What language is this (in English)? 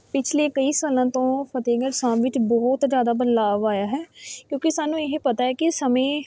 Punjabi